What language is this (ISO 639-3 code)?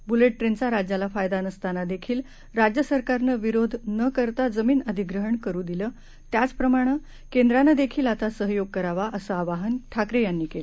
mar